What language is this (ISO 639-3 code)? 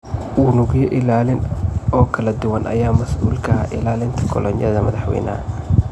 som